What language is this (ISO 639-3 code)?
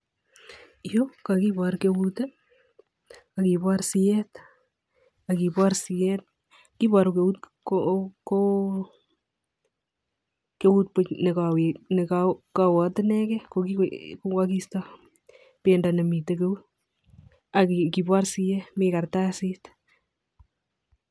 kln